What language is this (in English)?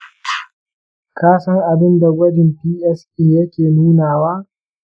Hausa